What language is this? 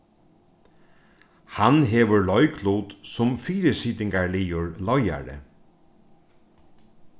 Faroese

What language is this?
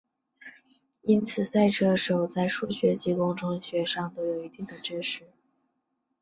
Chinese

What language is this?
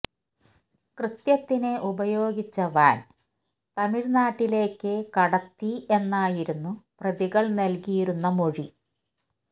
Malayalam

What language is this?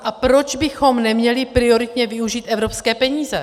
Czech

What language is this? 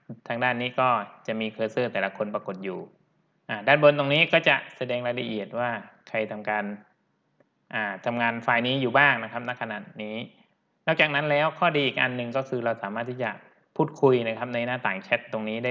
Thai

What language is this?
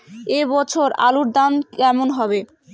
Bangla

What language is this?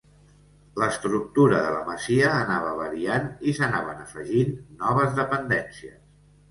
Catalan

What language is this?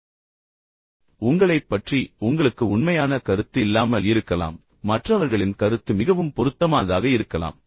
Tamil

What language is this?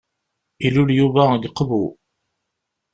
Kabyle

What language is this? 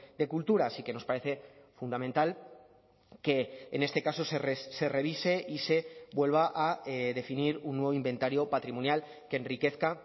Spanish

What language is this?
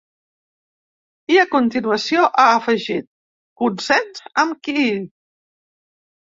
Catalan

